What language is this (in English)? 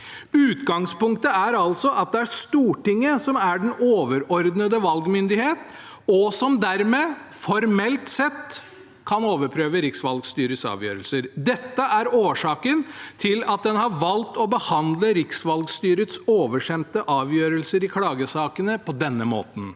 Norwegian